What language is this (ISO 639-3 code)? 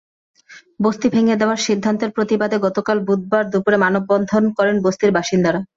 ben